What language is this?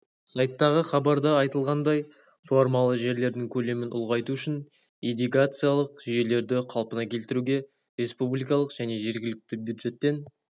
Kazakh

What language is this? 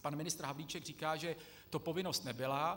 Czech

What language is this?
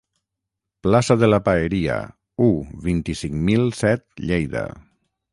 Catalan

